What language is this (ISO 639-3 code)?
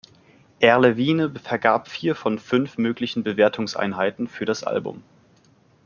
deu